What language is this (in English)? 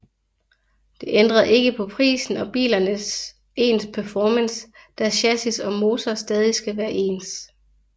Danish